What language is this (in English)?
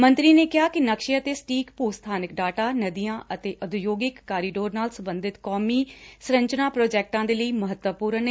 Punjabi